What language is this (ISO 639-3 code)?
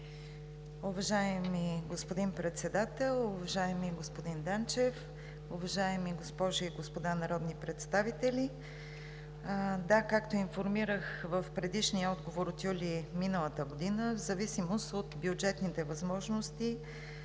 bul